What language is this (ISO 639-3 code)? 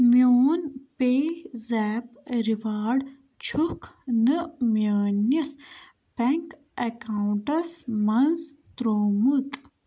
kas